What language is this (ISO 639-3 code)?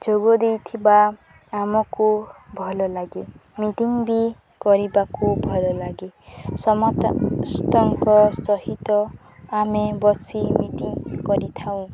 ori